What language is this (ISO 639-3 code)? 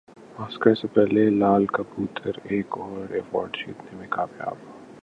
urd